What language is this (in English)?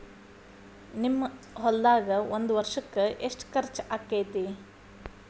Kannada